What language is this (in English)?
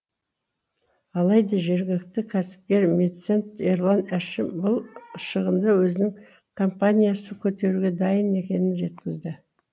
Kazakh